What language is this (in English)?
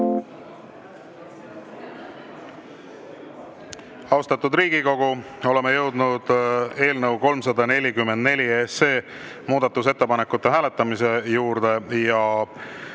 Estonian